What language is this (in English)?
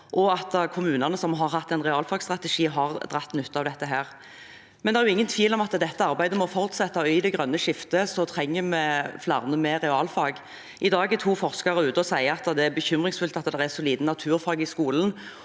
Norwegian